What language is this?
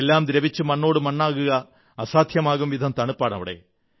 Malayalam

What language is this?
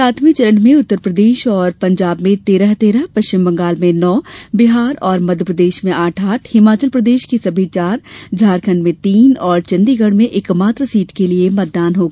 Hindi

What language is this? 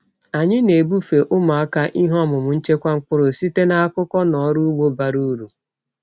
Igbo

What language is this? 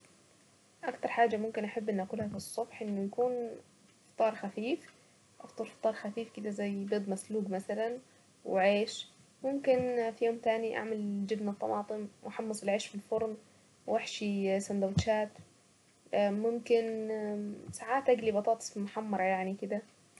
Saidi Arabic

